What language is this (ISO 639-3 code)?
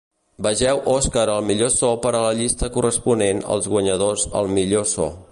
cat